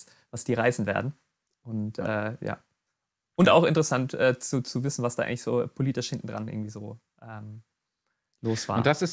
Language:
German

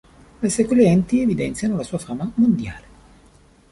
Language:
Italian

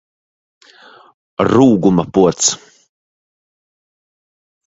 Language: Latvian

